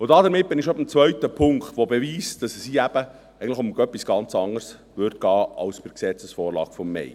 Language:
Swiss German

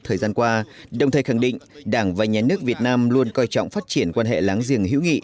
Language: Vietnamese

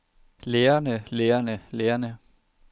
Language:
Danish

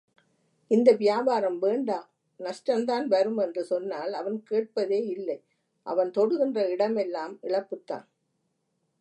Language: Tamil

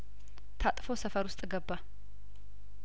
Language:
Amharic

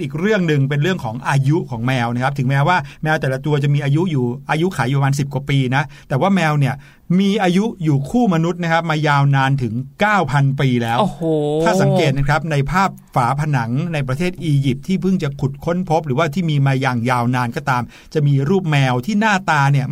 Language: Thai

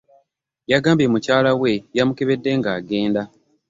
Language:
Ganda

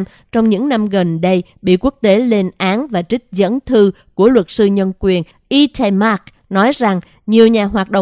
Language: Vietnamese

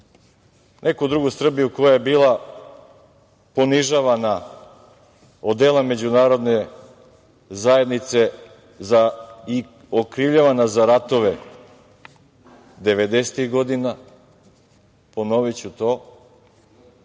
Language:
Serbian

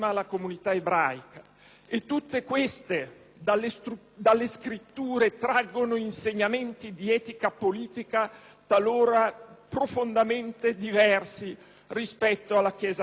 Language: Italian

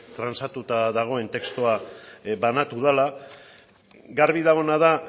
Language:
Basque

